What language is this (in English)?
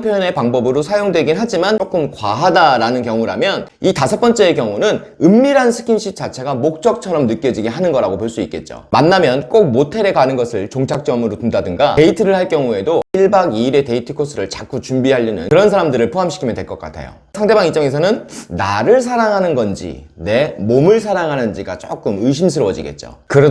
Korean